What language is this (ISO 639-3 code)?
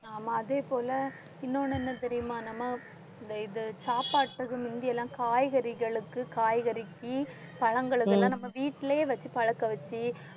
tam